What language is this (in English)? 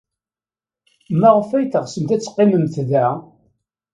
Kabyle